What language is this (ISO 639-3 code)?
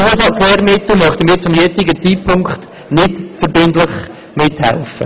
gsw